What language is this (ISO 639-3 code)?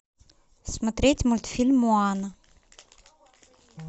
rus